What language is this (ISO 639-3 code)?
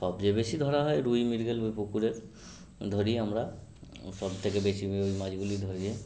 ben